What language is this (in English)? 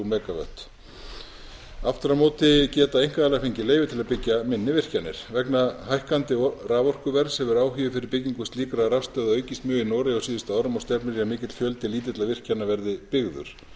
Icelandic